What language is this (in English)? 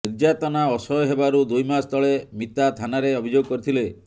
Odia